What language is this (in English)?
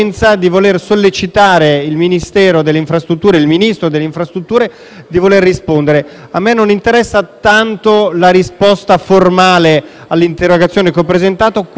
Italian